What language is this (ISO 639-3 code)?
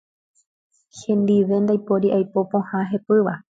grn